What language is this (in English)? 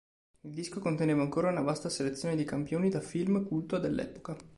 Italian